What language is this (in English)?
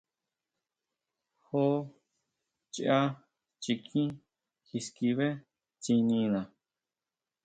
Huautla Mazatec